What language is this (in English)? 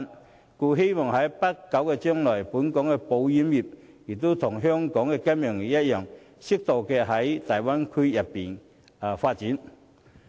Cantonese